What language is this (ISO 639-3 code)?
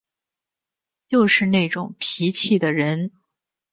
zho